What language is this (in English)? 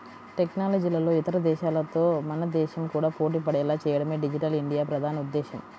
Telugu